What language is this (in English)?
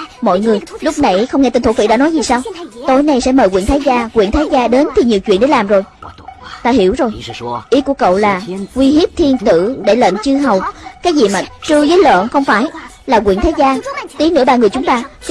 Vietnamese